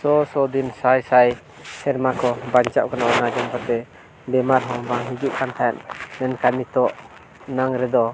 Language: Santali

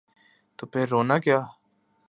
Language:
Urdu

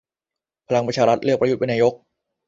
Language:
Thai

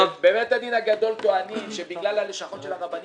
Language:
Hebrew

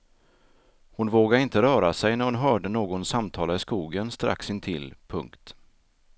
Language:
Swedish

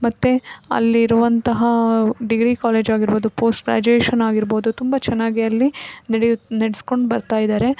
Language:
Kannada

